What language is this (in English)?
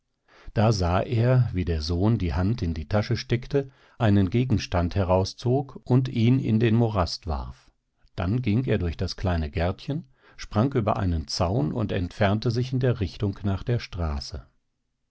German